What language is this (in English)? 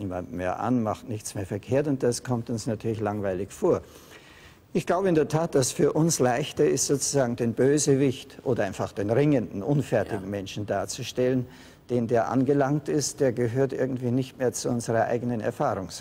German